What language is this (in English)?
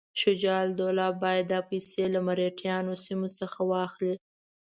Pashto